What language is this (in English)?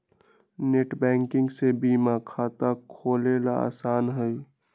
Magahi